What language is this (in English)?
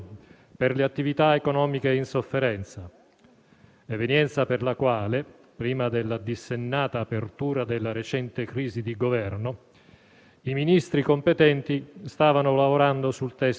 Italian